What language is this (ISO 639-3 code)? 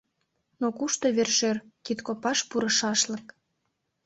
chm